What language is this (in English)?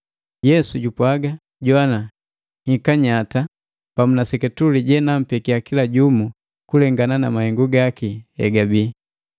Matengo